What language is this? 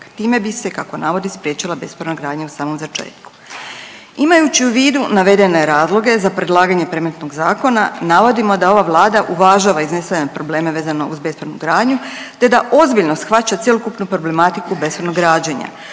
Croatian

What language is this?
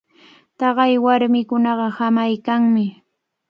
Cajatambo North Lima Quechua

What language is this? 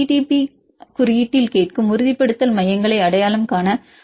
Tamil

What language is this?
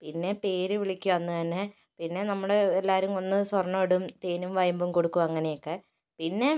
Malayalam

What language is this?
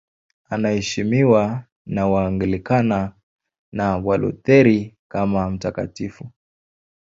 Swahili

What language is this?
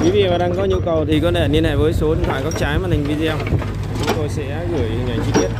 Vietnamese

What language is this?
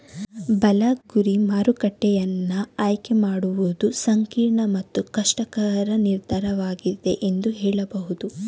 Kannada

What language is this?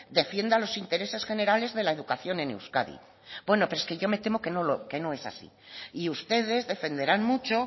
Spanish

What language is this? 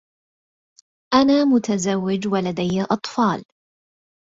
Arabic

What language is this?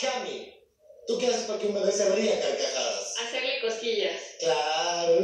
Spanish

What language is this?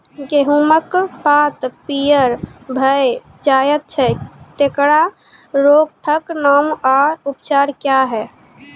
Maithili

